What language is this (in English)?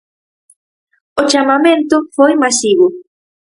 Galician